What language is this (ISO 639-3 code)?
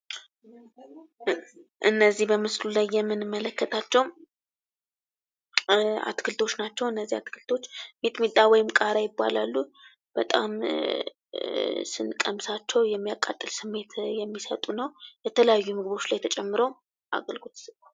amh